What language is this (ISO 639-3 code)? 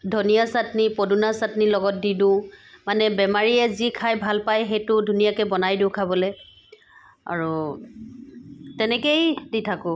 asm